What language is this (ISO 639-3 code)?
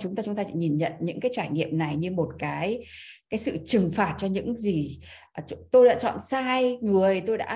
vie